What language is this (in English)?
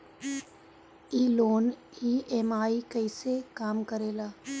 Bhojpuri